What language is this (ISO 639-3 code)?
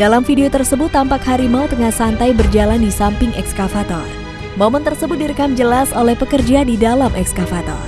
ind